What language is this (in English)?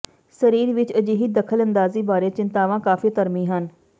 Punjabi